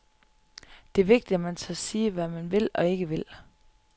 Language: Danish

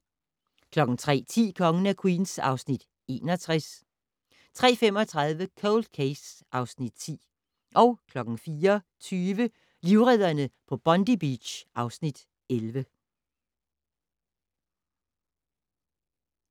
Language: Danish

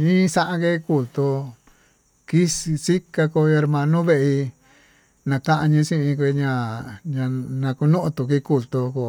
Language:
Tututepec Mixtec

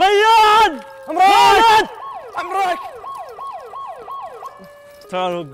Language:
Arabic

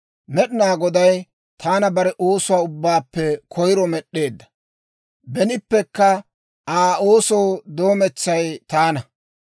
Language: Dawro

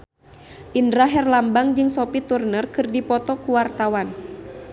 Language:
Sundanese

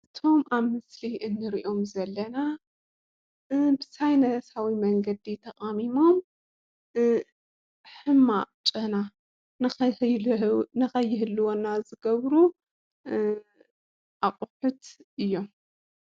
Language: Tigrinya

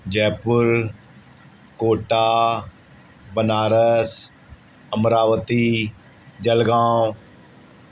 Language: Sindhi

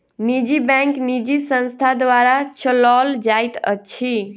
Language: Maithili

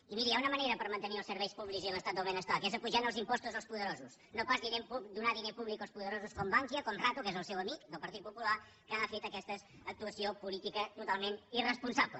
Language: Catalan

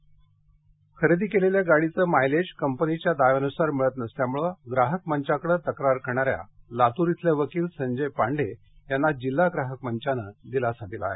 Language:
Marathi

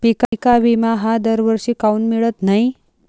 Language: Marathi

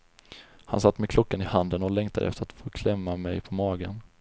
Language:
Swedish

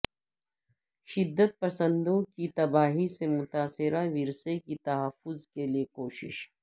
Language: Urdu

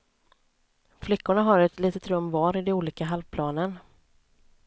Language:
Swedish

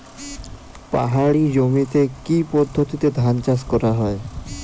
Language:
Bangla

